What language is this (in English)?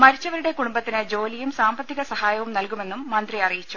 Malayalam